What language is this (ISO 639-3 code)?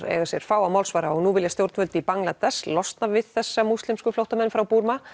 isl